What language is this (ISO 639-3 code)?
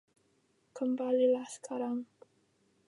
ind